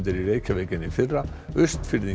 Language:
Icelandic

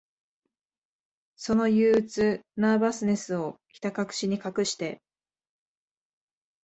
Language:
Japanese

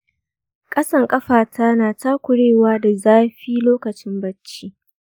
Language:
Hausa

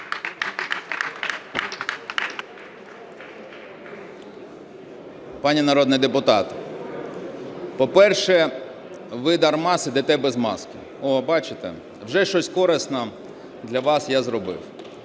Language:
Ukrainian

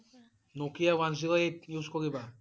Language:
Assamese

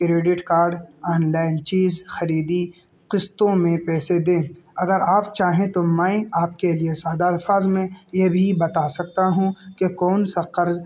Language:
Urdu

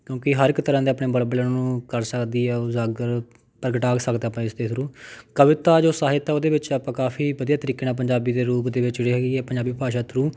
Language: Punjabi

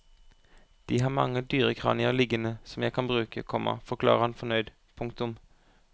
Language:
Norwegian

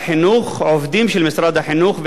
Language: Hebrew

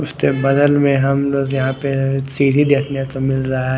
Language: Hindi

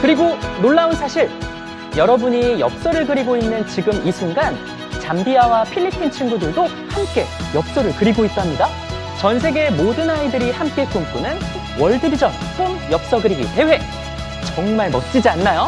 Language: Korean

